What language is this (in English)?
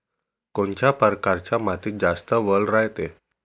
Marathi